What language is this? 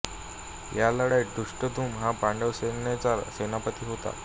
Marathi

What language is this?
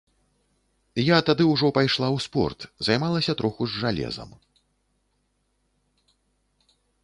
Belarusian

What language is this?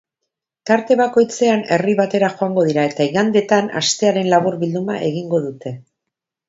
Basque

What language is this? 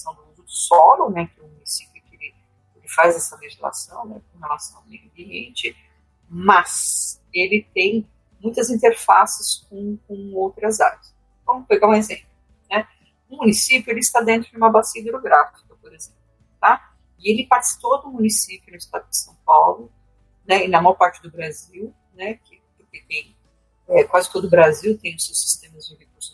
Portuguese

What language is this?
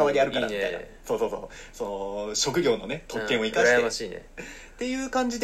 Japanese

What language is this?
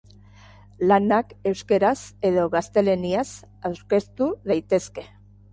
Basque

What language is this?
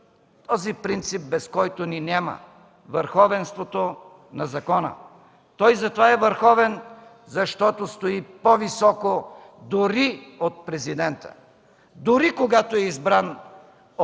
Bulgarian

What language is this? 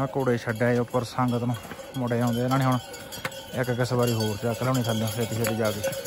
Punjabi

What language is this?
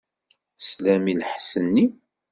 Kabyle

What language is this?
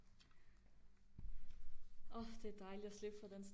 Danish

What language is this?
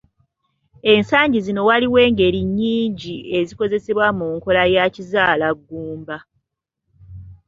Ganda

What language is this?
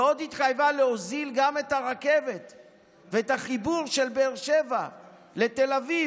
Hebrew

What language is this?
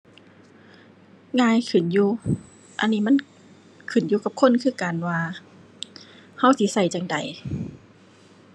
Thai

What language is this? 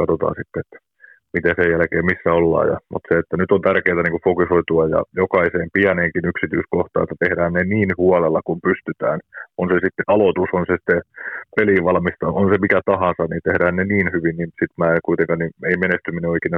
Finnish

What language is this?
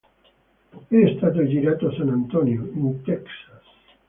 Italian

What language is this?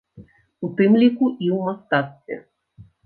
Belarusian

